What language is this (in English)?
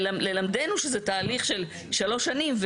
Hebrew